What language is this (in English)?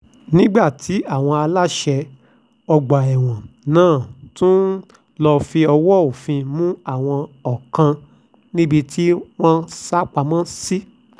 Yoruba